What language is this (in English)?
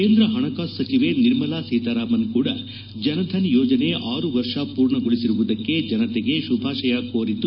Kannada